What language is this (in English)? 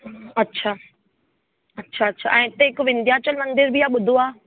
Sindhi